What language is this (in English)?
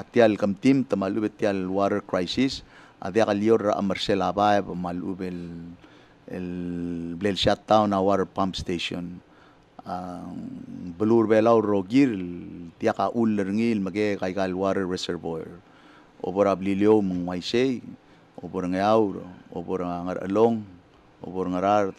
Filipino